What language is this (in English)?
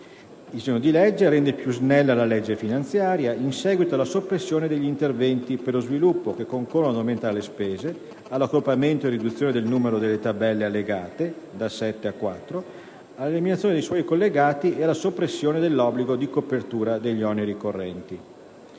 Italian